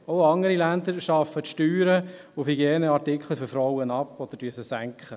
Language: Swiss German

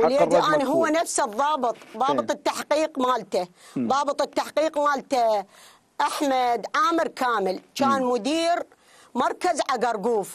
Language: Arabic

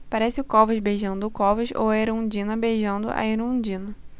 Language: Portuguese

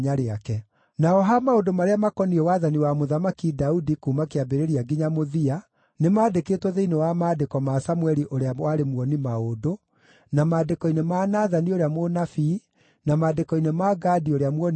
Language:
Kikuyu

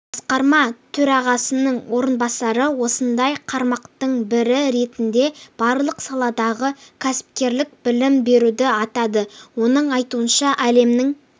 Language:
Kazakh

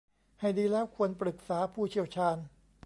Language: Thai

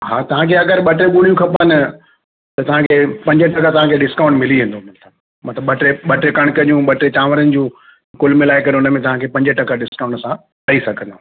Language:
Sindhi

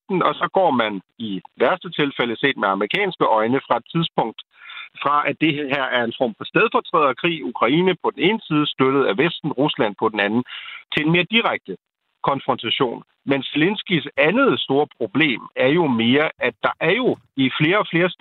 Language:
Danish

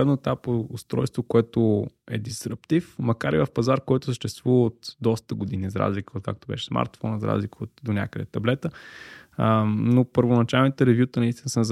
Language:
Bulgarian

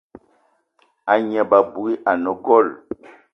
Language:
Eton (Cameroon)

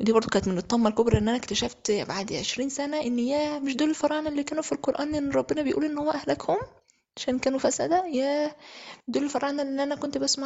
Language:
Arabic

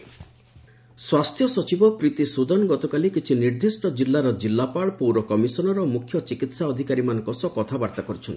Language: Odia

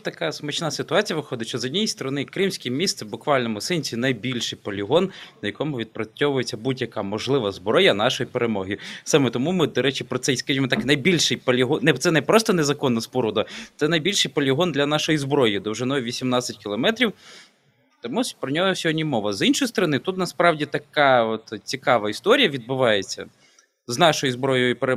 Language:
Ukrainian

